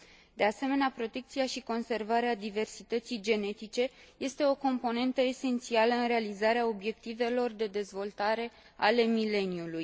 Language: Romanian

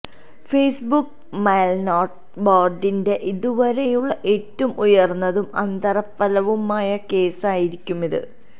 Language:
Malayalam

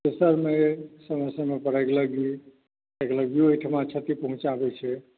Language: Maithili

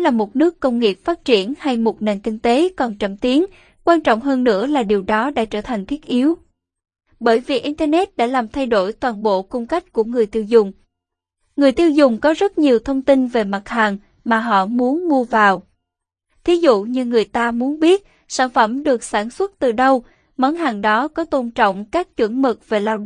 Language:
Vietnamese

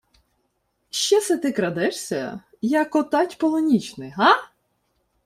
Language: Ukrainian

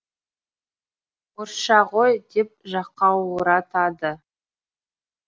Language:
Kazakh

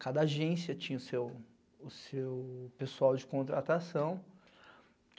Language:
Portuguese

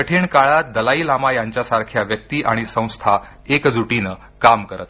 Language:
Marathi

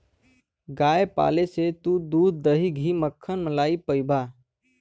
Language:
Bhojpuri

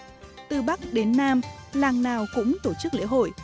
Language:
Vietnamese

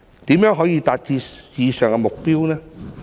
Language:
Cantonese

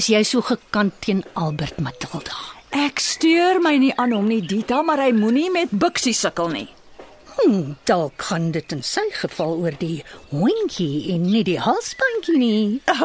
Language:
Turkish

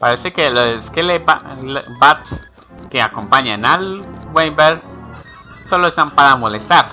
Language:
Spanish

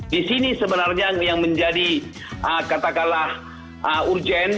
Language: Indonesian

